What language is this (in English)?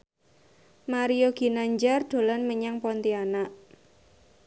Javanese